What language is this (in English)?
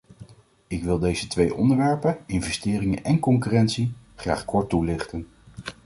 Dutch